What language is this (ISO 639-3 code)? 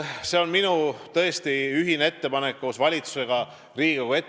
est